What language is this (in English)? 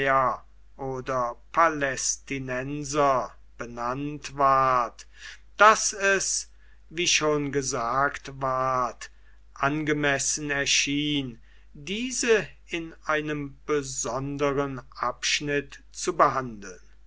German